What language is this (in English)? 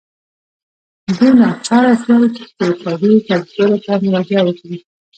Pashto